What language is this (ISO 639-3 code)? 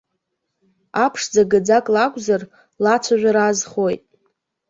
abk